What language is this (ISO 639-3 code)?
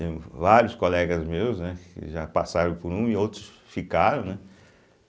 por